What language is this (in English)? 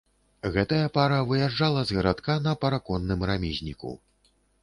Belarusian